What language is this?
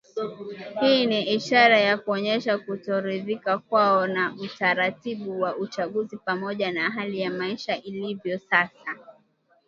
Swahili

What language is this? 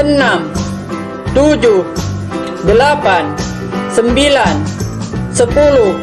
Indonesian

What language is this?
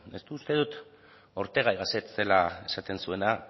Basque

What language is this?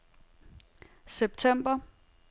Danish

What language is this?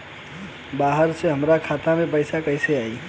Bhojpuri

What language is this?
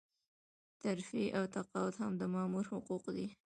Pashto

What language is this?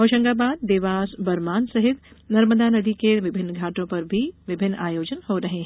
Hindi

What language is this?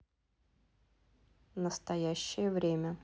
Russian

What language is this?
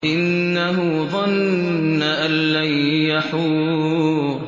Arabic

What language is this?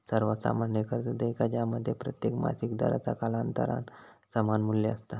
Marathi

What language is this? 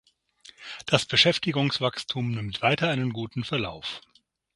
German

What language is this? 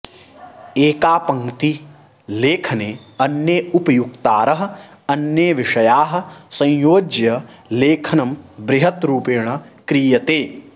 Sanskrit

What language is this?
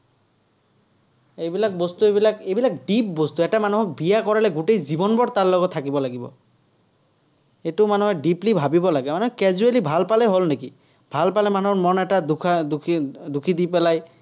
Assamese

